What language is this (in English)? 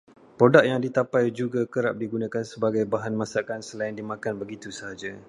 Malay